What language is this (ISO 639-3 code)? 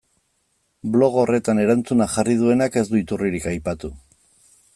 eus